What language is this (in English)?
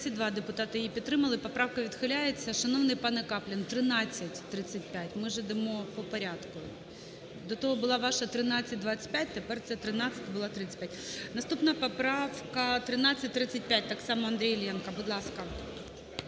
Ukrainian